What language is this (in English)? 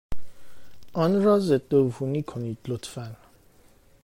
Persian